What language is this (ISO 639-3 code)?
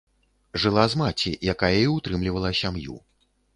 bel